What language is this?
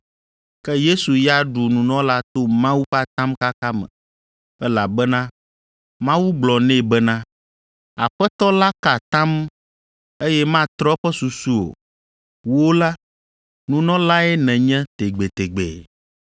Ewe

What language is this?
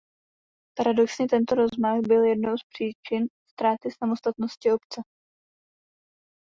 Czech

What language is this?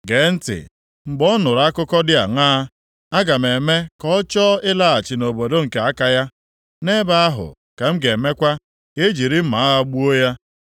Igbo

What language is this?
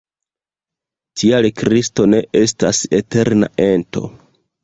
Esperanto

